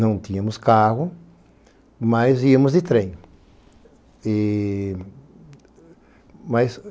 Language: Portuguese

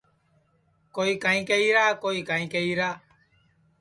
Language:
Sansi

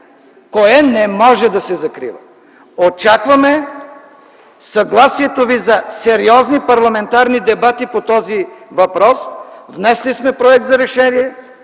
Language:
Bulgarian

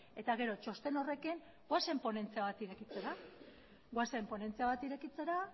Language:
Basque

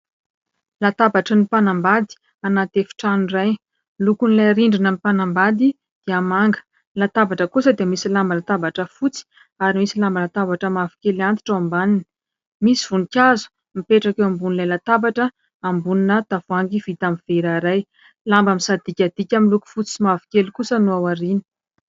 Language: Malagasy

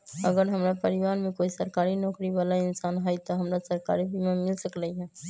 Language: Magahi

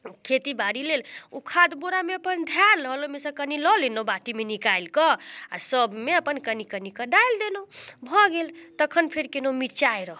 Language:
Maithili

